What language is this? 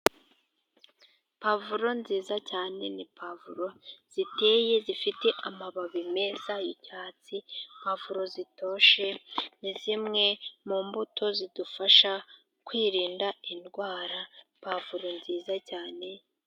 Kinyarwanda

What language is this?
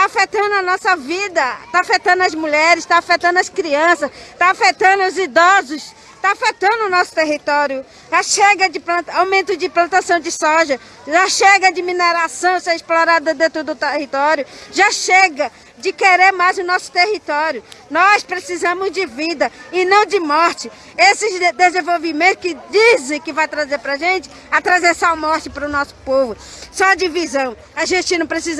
Portuguese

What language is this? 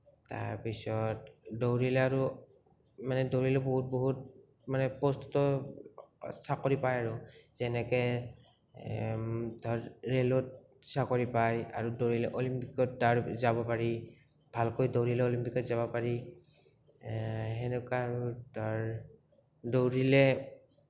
Assamese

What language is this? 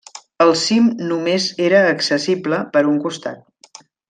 Catalan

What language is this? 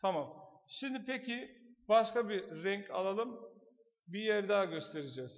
Turkish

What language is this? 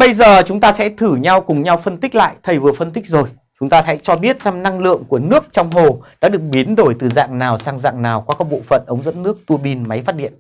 Vietnamese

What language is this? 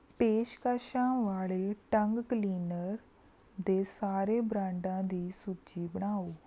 Punjabi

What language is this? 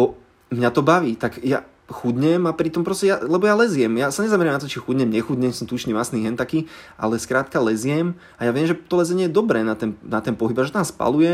Slovak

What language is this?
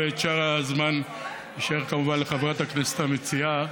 Hebrew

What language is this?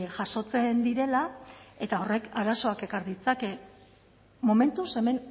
Basque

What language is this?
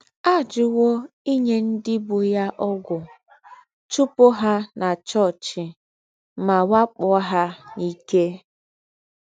Igbo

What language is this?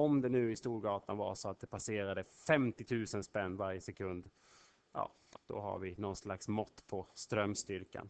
Swedish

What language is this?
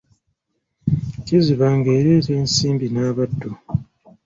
Ganda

